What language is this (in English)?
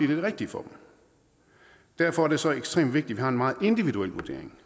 Danish